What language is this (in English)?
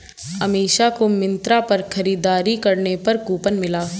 Hindi